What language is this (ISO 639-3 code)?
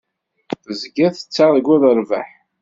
kab